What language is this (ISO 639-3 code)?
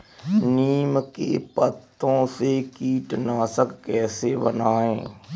hin